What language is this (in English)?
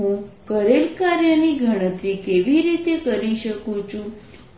Gujarati